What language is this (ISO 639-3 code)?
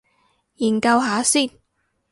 yue